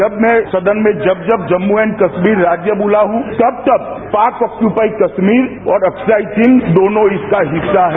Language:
Hindi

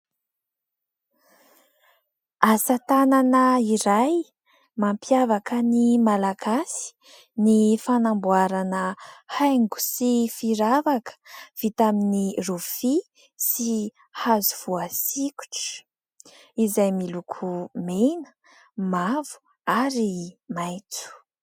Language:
Malagasy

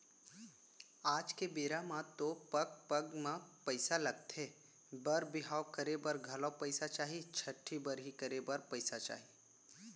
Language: Chhattisgarhi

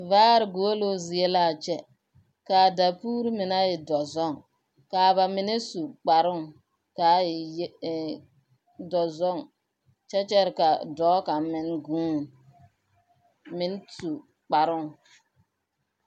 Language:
Southern Dagaare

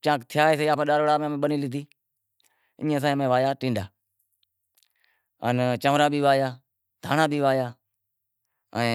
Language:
Wadiyara Koli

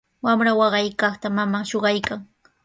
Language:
Sihuas Ancash Quechua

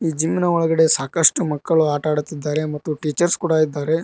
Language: Kannada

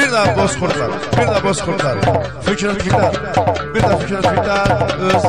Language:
Arabic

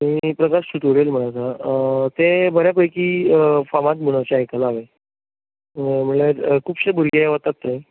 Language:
Konkani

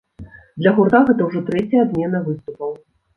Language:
Belarusian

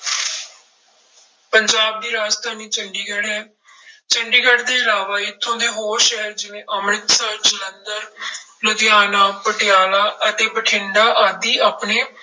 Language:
Punjabi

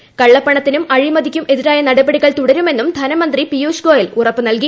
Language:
Malayalam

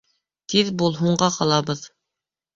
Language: Bashkir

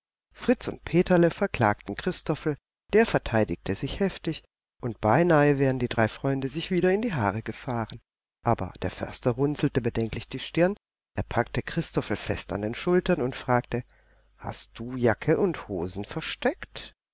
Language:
German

